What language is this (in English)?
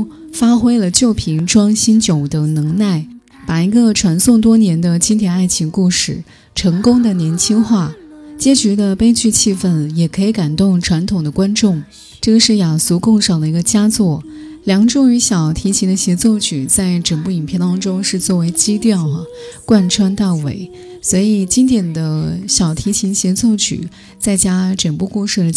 Chinese